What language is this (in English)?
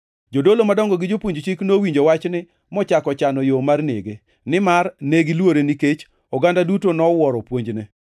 Luo (Kenya and Tanzania)